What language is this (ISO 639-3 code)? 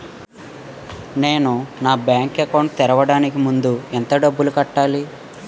tel